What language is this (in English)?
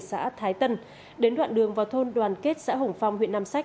Vietnamese